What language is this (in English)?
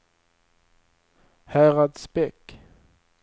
Swedish